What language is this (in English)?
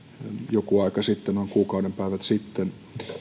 Finnish